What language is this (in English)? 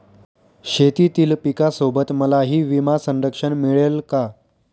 Marathi